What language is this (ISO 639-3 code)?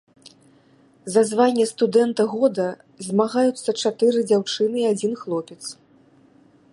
bel